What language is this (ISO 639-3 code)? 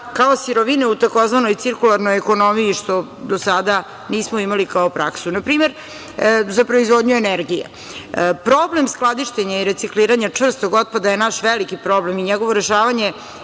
srp